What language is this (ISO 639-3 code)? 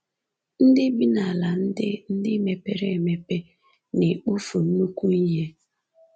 ibo